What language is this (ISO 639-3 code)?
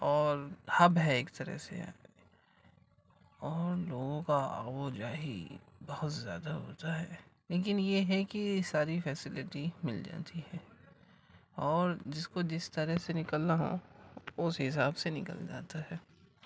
urd